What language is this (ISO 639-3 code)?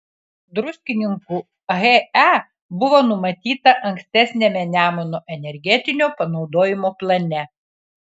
lit